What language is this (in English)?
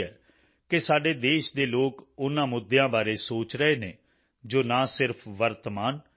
Punjabi